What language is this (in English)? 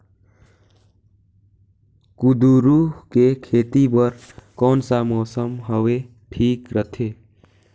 Chhattisgarhi